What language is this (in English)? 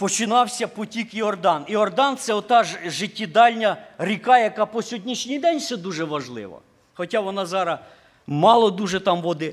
Ukrainian